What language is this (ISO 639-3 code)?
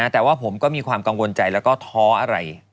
tha